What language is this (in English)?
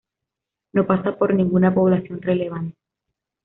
Spanish